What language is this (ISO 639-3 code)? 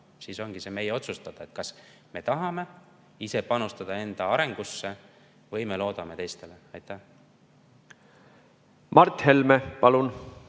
est